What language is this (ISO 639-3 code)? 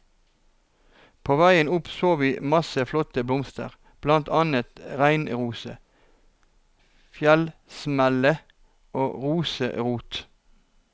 nor